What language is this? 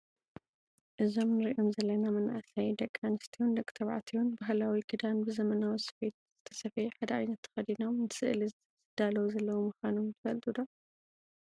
Tigrinya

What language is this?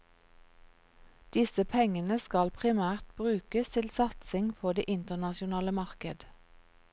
Norwegian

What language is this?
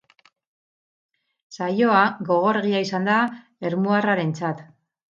Basque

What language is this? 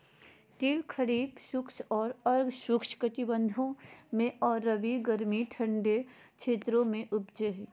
Magahi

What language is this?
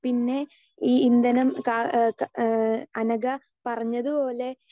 Malayalam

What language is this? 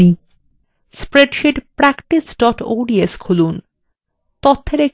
Bangla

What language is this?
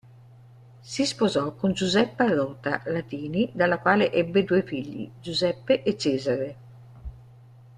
Italian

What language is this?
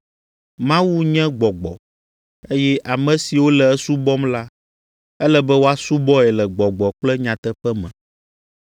Ewe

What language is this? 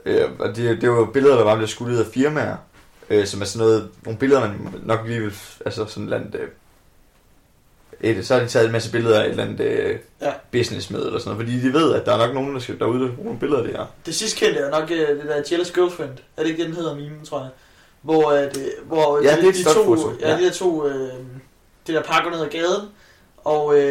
Danish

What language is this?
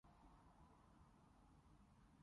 Cantonese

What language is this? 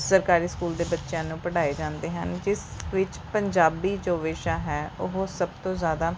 Punjabi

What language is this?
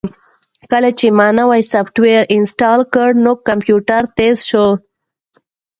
Pashto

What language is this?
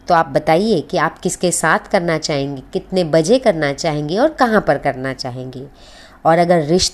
Hindi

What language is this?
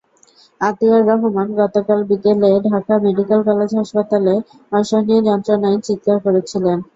Bangla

